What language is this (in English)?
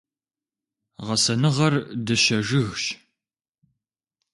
Kabardian